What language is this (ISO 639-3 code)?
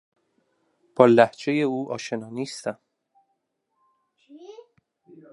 fas